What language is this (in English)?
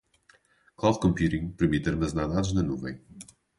Portuguese